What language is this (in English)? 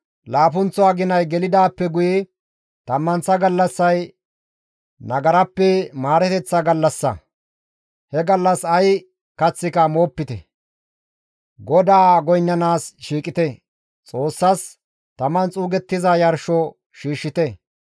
Gamo